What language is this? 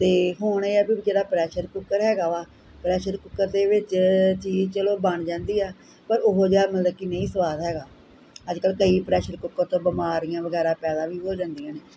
Punjabi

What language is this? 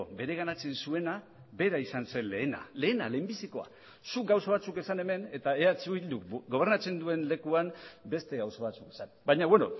Basque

